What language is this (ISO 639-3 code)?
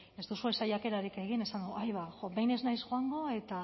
eus